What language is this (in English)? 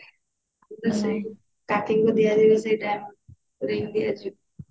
Odia